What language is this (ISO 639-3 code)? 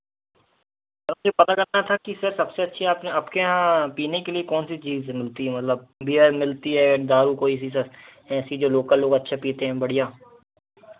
hin